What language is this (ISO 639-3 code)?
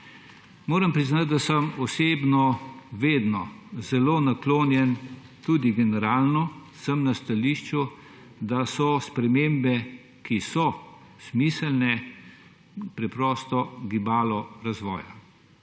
slv